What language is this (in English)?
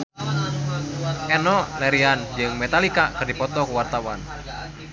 Sundanese